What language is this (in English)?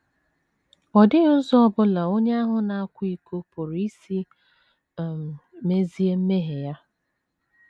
Igbo